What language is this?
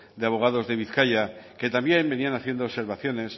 Spanish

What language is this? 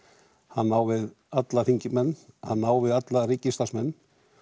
Icelandic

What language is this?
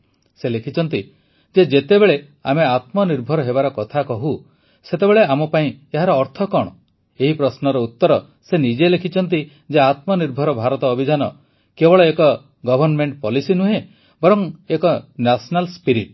Odia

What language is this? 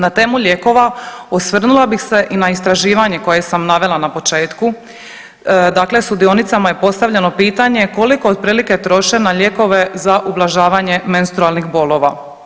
Croatian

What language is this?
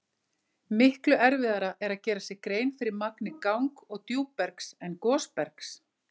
Icelandic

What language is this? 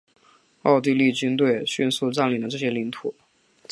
Chinese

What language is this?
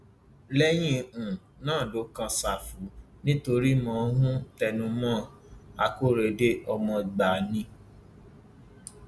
Yoruba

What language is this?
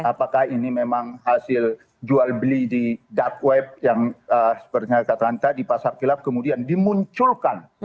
Indonesian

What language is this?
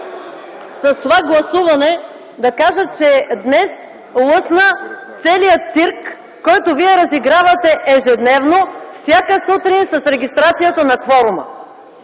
Bulgarian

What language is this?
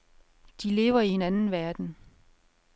Danish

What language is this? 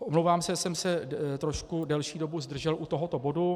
Czech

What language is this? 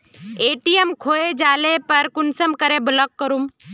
Magahi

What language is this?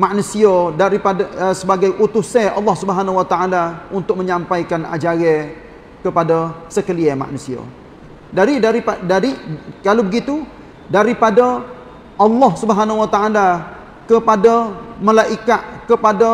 Malay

